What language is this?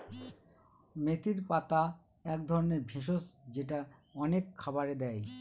Bangla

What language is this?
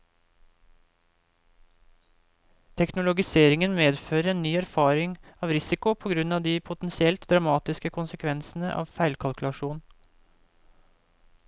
Norwegian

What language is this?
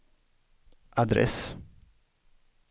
Swedish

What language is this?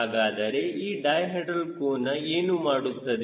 Kannada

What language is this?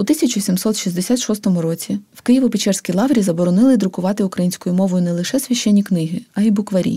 Ukrainian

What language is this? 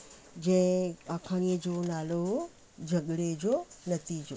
Sindhi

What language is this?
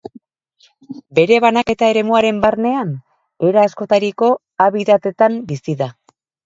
Basque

